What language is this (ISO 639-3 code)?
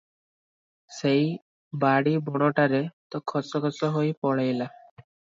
ori